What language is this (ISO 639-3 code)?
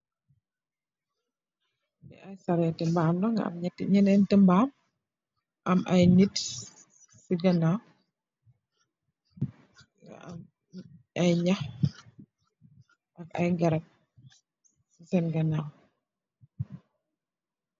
wol